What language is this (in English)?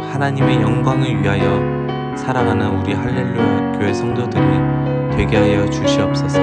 Korean